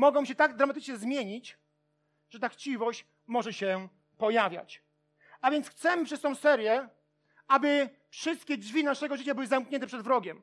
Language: Polish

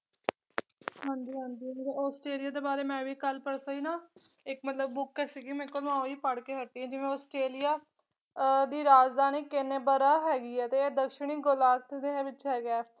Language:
Punjabi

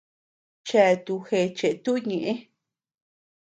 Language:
Tepeuxila Cuicatec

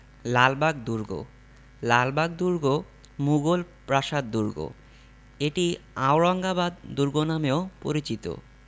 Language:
Bangla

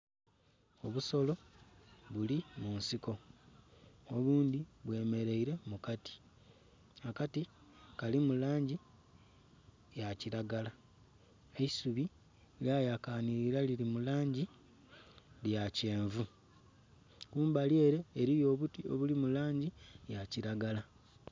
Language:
Soga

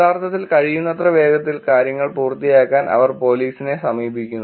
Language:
Malayalam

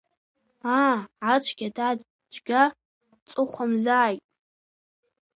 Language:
Abkhazian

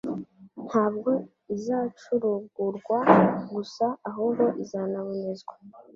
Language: Kinyarwanda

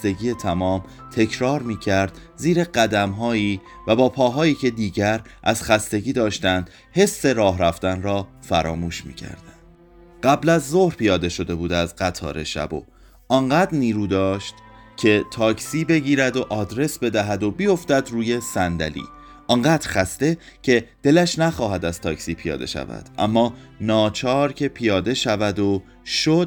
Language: Persian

